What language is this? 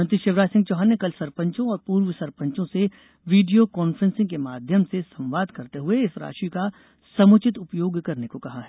Hindi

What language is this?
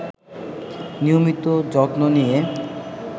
Bangla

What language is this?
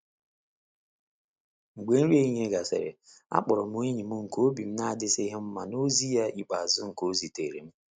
Igbo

